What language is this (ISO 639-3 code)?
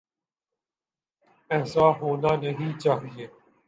urd